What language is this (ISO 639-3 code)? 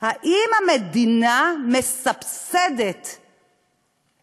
heb